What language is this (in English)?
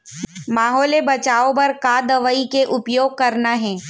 Chhattisgarhi